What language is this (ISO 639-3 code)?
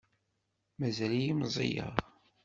kab